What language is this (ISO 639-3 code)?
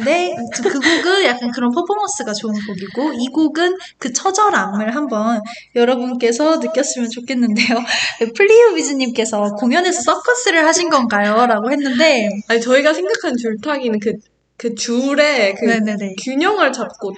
kor